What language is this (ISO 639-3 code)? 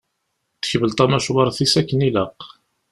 kab